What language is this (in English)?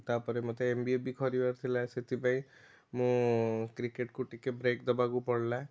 Odia